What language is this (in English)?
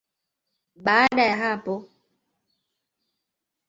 Swahili